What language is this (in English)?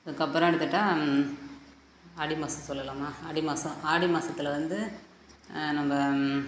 Tamil